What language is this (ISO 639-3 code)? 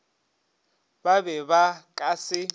nso